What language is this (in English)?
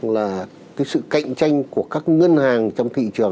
Vietnamese